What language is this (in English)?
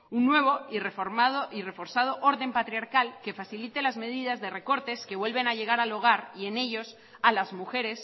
Spanish